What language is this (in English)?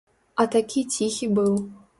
Belarusian